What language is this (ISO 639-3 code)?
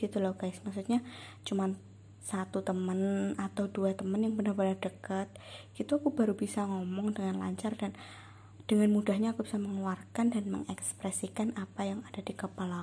ind